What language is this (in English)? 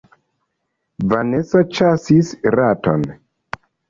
Esperanto